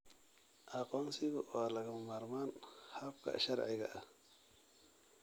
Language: Somali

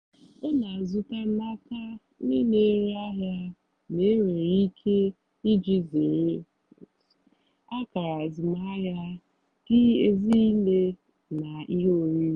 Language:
Igbo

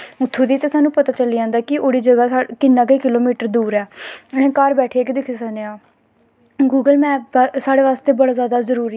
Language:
Dogri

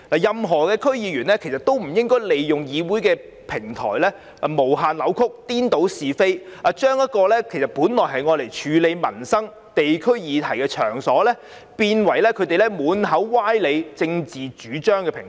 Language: Cantonese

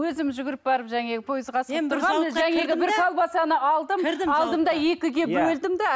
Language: Kazakh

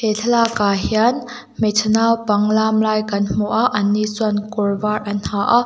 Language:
Mizo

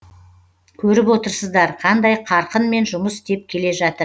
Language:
Kazakh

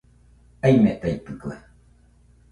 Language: Nüpode Huitoto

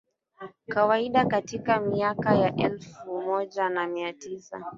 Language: Swahili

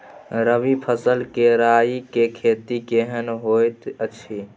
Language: Maithili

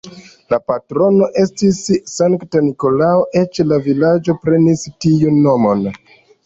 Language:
Esperanto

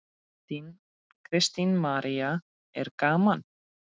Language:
Icelandic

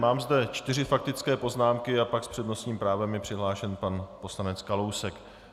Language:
Czech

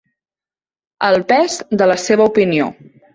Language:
Catalan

